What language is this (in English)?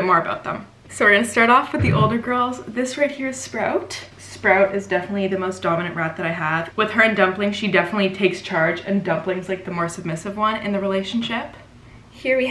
English